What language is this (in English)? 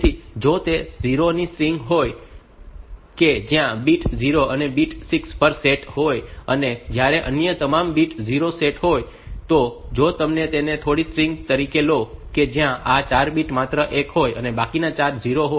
Gujarati